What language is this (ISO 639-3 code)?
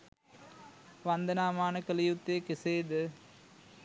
sin